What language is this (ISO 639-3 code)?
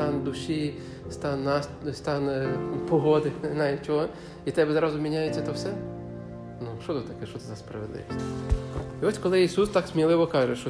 ukr